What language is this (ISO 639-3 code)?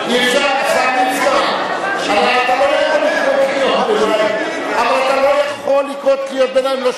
heb